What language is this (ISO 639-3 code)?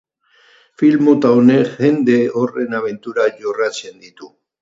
eus